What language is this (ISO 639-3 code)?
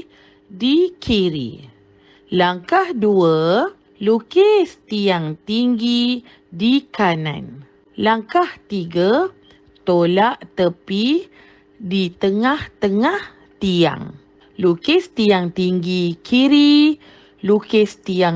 msa